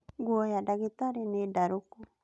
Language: Kikuyu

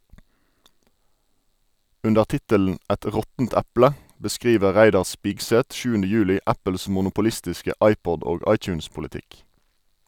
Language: Norwegian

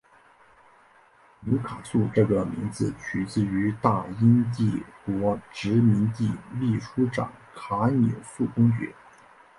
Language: Chinese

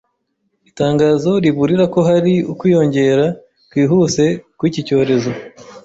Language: Kinyarwanda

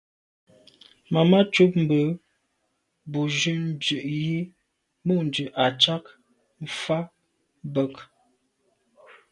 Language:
Medumba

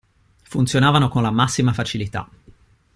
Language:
Italian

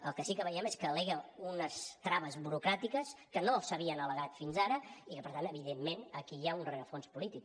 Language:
Catalan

